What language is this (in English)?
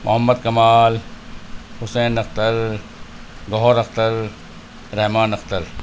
Urdu